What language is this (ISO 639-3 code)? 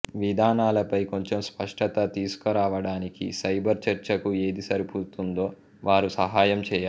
tel